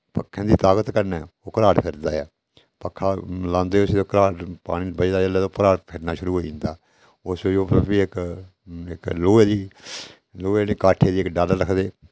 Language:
Dogri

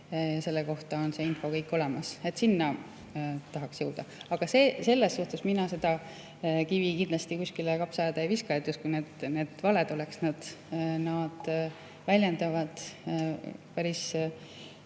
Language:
Estonian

